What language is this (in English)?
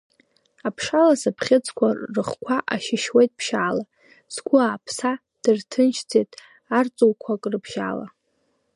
Abkhazian